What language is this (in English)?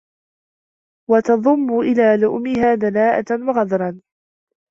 Arabic